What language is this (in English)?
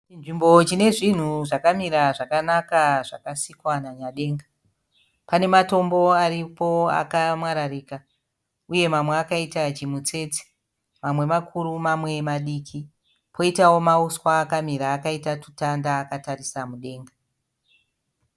Shona